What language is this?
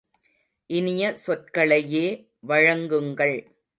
Tamil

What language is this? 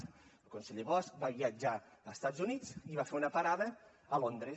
Catalan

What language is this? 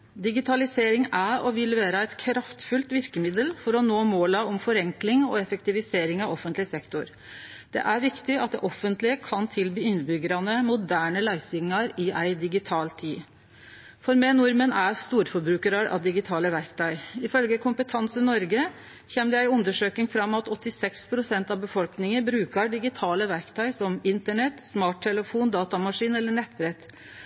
Norwegian Nynorsk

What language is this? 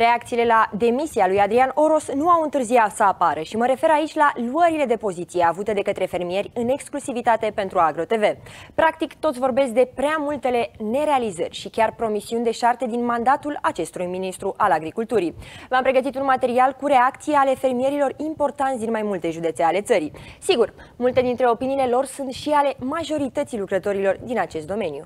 Romanian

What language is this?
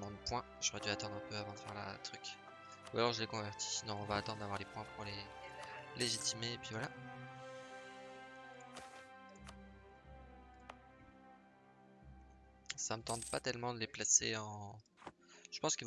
French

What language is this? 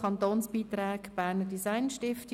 Swiss German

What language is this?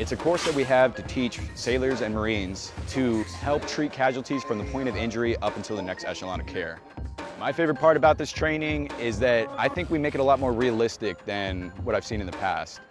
English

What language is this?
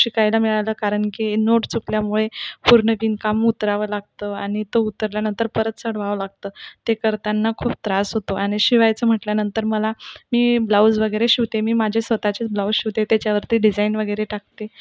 Marathi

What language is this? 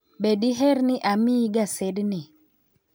Luo (Kenya and Tanzania)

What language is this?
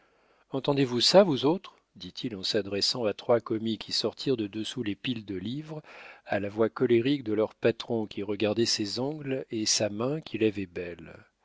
French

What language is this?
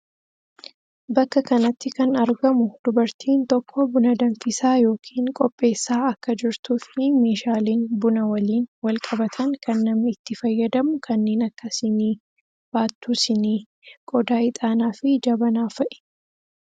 Oromo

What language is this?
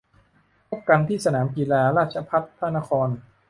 Thai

